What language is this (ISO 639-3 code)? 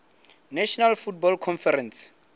ven